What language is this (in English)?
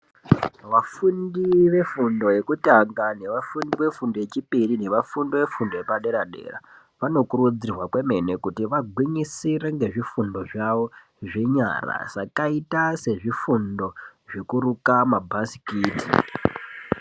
Ndau